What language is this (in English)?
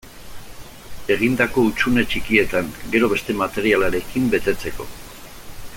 Basque